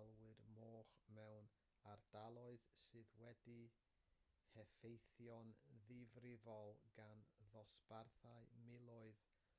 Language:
Welsh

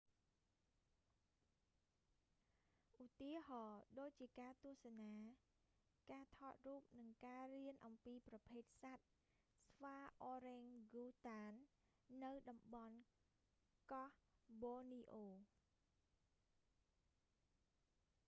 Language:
Khmer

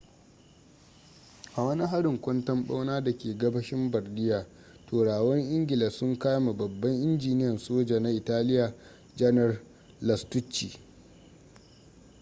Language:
Hausa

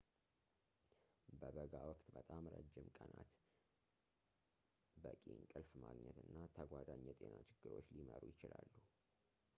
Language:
Amharic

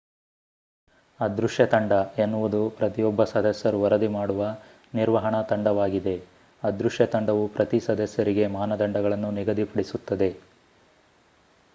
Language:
Kannada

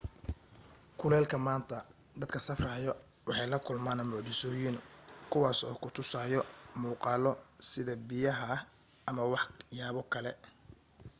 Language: Somali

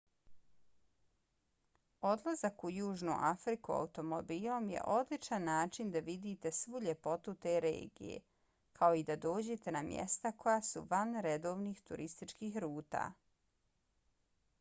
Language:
Bosnian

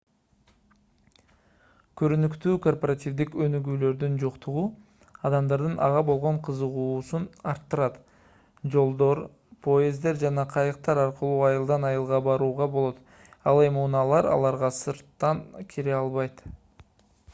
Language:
Kyrgyz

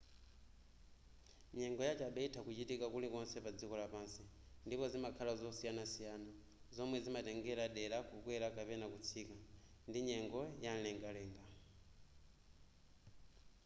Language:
Nyanja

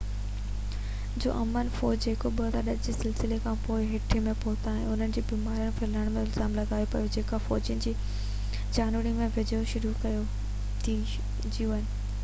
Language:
Sindhi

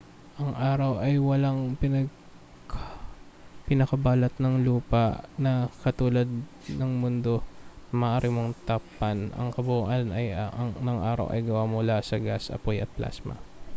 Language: Filipino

